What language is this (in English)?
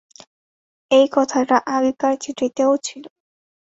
Bangla